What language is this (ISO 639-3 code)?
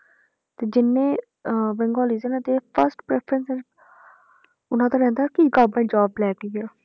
pan